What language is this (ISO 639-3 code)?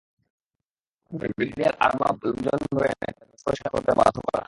ben